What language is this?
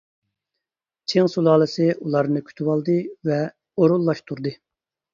Uyghur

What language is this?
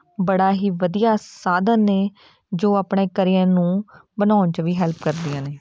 Punjabi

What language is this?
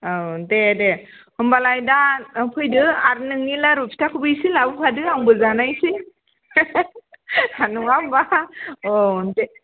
Bodo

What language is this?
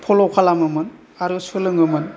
Bodo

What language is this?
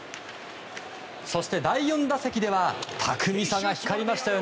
Japanese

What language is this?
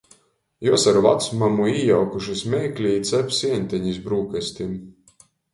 Latgalian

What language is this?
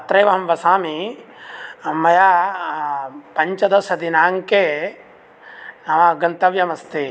Sanskrit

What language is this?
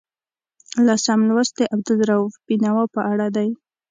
Pashto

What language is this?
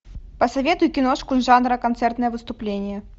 Russian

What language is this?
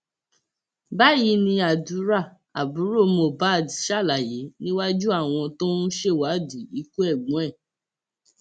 Yoruba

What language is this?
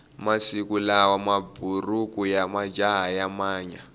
Tsonga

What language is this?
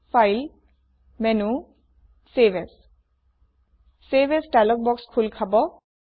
Assamese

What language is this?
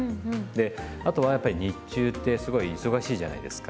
Japanese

